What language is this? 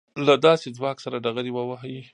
Pashto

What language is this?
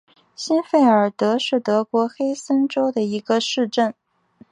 Chinese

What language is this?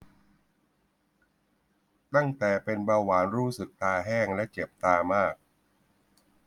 Thai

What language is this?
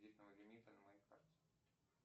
Russian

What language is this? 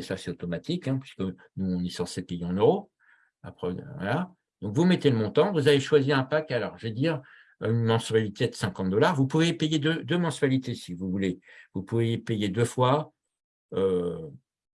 French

